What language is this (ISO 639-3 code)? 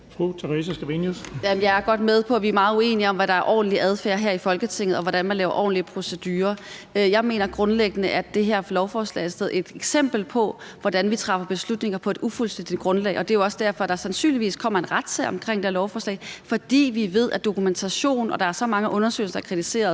dan